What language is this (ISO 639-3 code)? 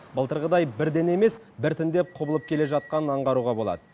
kaz